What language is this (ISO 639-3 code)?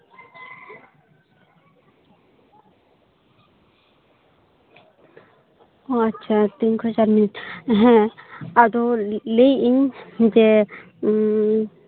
sat